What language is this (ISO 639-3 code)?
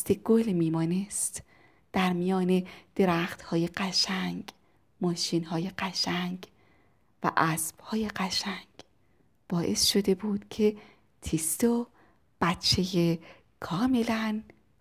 fas